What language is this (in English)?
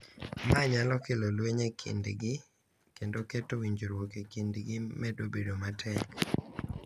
Luo (Kenya and Tanzania)